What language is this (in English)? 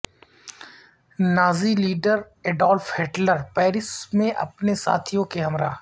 Urdu